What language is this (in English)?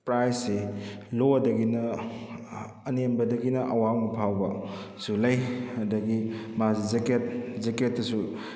Manipuri